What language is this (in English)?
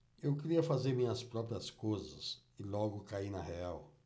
Portuguese